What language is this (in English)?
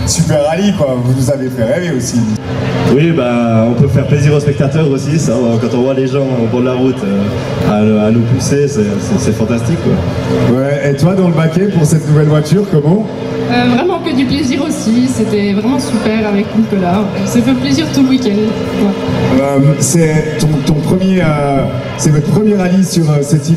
French